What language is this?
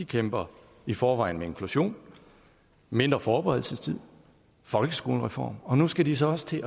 Danish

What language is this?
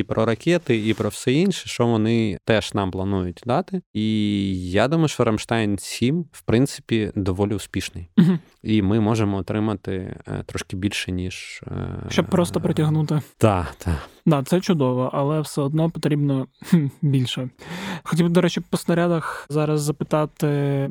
Ukrainian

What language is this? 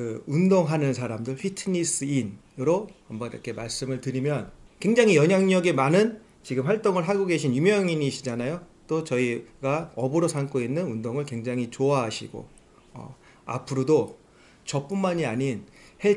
Korean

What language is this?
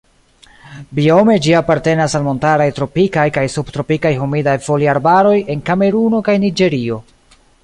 Esperanto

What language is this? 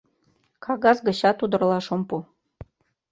Mari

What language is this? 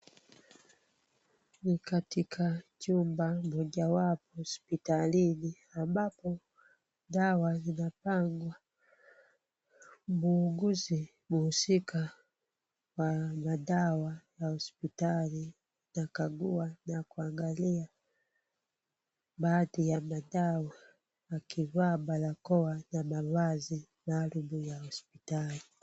Swahili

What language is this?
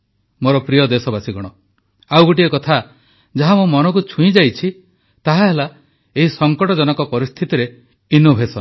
Odia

